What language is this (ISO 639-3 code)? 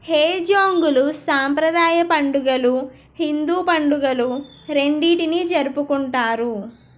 tel